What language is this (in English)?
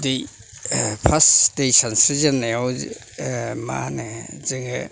Bodo